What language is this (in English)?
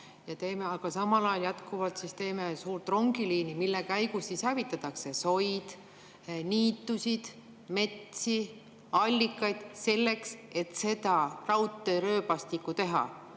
Estonian